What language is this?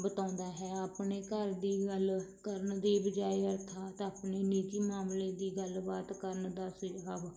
Punjabi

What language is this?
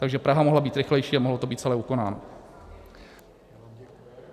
Czech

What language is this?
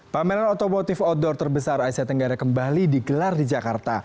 Indonesian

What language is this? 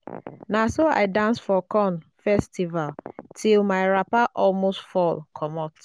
Nigerian Pidgin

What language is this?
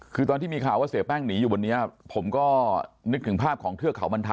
Thai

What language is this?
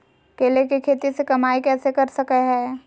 Magahi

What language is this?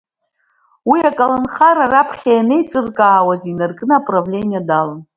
Abkhazian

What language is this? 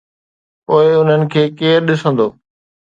Sindhi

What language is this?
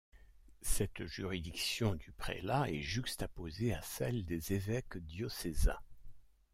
French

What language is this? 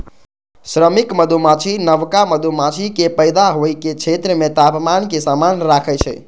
Maithili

